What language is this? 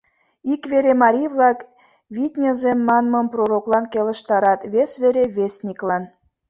Mari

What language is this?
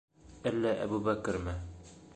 Bashkir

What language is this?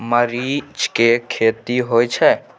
Maithili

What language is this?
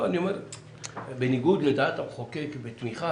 Hebrew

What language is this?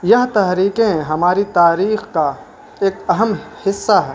Urdu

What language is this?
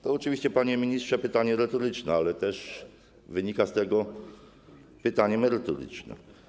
Polish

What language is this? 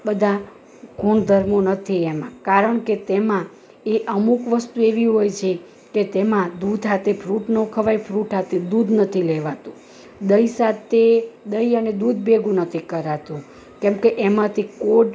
Gujarati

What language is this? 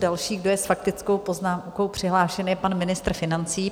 Czech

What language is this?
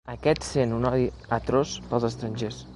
Catalan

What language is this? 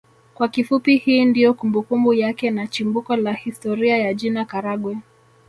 Swahili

